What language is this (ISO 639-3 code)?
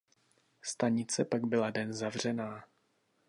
ces